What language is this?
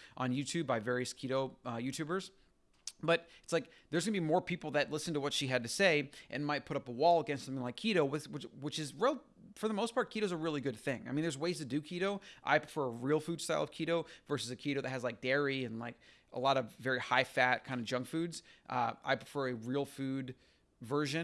English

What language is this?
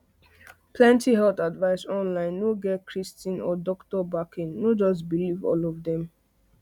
Nigerian Pidgin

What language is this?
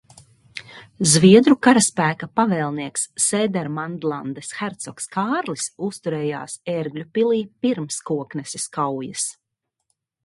Latvian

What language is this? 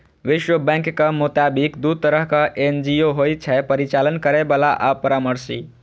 Maithili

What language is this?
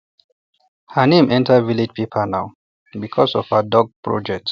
Nigerian Pidgin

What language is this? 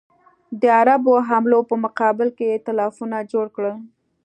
Pashto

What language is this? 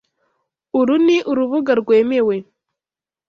Kinyarwanda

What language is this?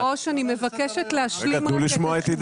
Hebrew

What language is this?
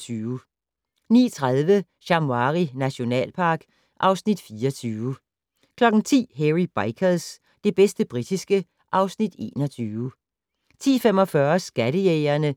Danish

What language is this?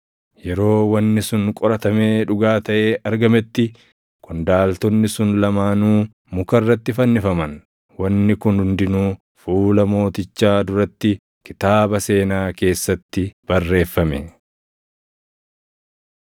Oromo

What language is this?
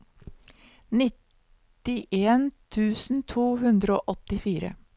Norwegian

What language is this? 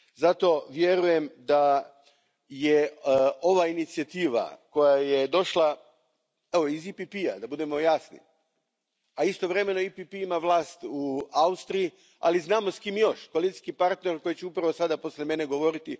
Croatian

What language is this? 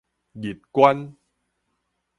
Min Nan Chinese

